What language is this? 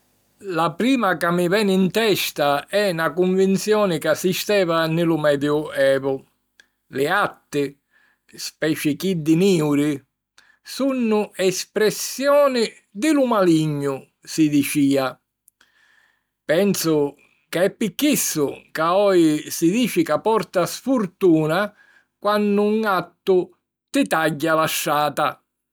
Sicilian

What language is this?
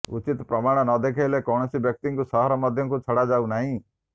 Odia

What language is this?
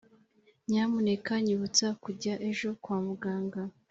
Kinyarwanda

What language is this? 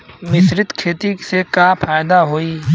Bhojpuri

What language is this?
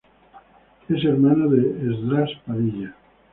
Spanish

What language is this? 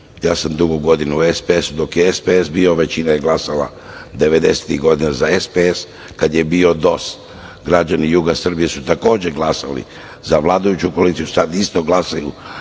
Serbian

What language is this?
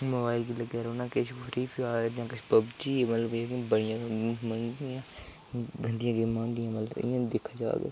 Dogri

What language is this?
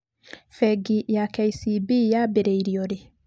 Kikuyu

